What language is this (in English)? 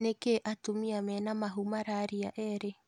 Kikuyu